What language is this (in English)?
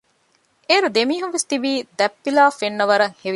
Divehi